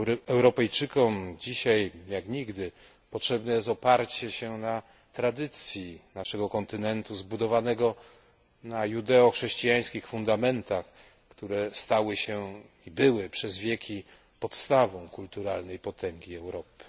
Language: Polish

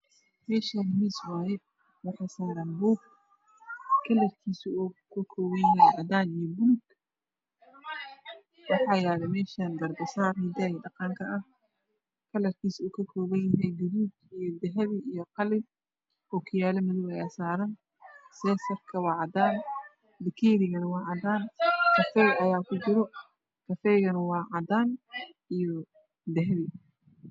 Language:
Somali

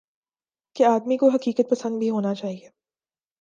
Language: Urdu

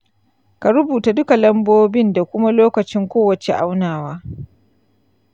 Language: Hausa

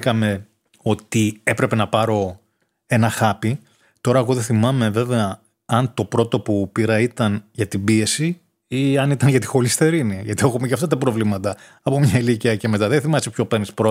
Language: Greek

